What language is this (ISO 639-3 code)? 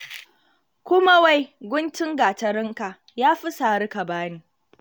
hau